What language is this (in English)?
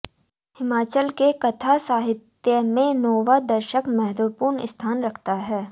Hindi